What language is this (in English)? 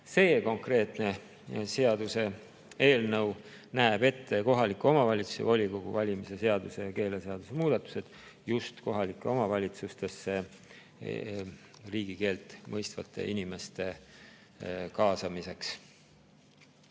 Estonian